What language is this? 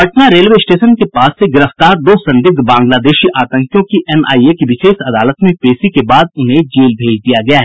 Hindi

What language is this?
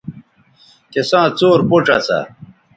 Bateri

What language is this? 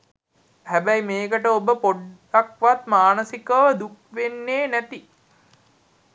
Sinhala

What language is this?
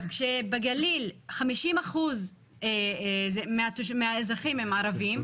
Hebrew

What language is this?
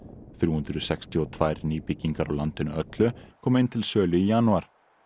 Icelandic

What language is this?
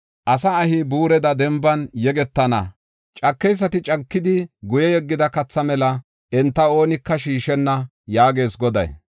Gofa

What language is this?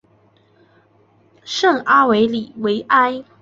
Chinese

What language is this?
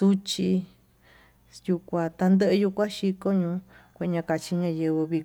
Tututepec Mixtec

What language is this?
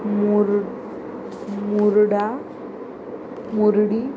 Konkani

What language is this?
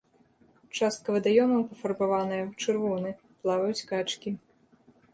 Belarusian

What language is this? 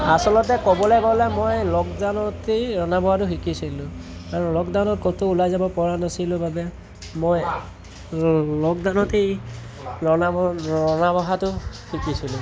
Assamese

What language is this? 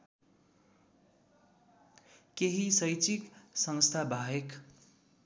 Nepali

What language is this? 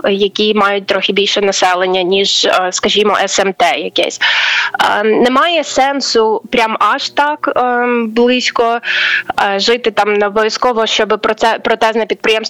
Ukrainian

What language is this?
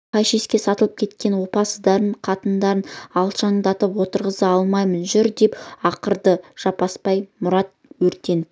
Kazakh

